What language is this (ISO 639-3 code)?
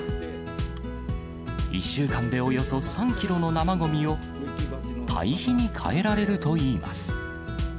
jpn